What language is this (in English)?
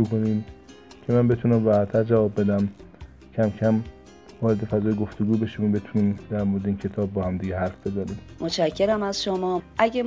Persian